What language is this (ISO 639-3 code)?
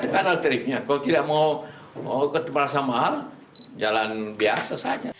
ind